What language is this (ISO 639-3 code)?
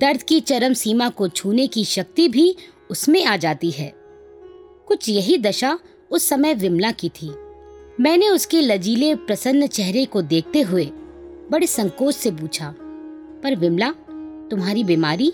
hin